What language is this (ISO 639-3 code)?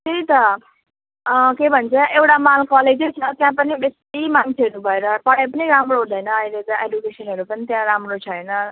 nep